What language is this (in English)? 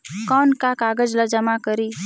Chhattisgarhi